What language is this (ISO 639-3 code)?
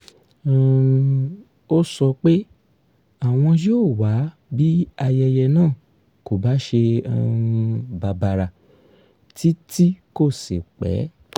yor